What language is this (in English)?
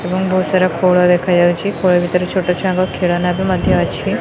Odia